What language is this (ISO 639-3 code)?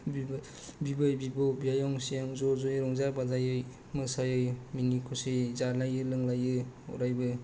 brx